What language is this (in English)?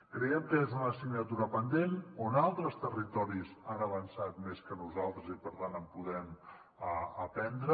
Catalan